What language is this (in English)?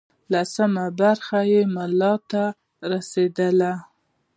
Pashto